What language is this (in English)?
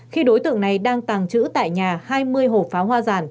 Vietnamese